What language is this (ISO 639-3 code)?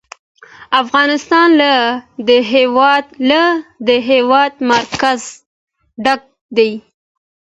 pus